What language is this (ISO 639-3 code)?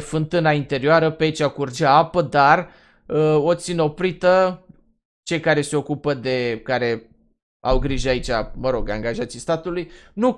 ron